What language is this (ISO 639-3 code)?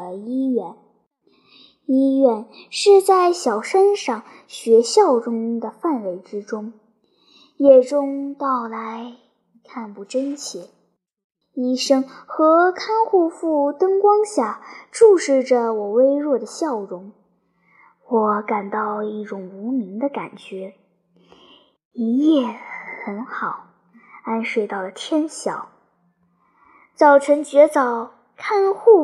zho